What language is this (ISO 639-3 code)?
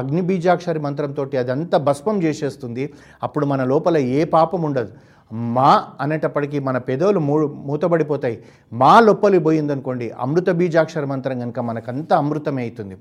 tel